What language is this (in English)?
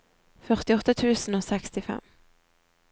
Norwegian